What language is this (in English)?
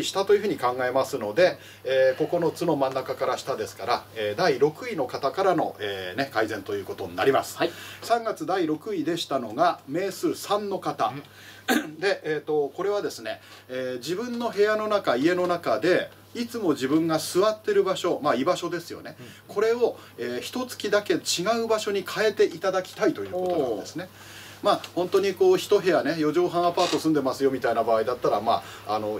Japanese